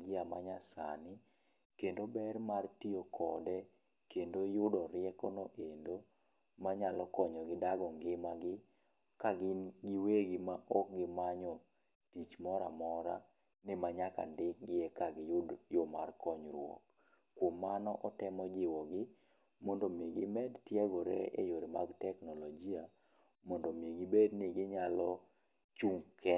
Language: Luo (Kenya and Tanzania)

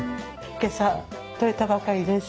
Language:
Japanese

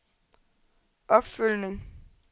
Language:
Danish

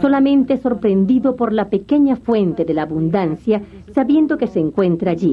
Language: Spanish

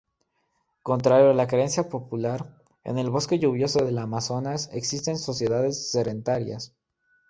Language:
Spanish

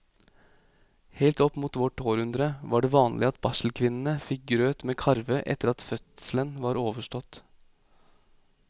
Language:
Norwegian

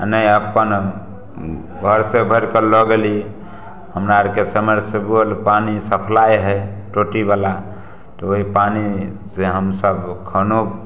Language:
Maithili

